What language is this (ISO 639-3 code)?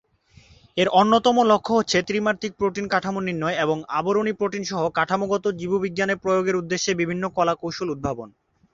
ben